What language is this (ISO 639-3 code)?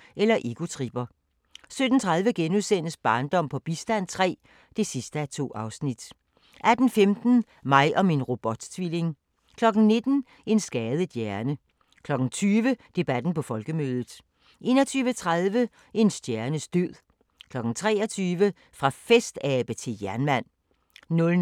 dan